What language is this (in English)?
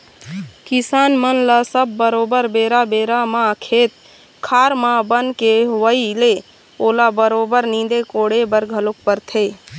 Chhattisgarhi